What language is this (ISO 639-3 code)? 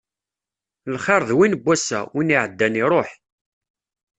kab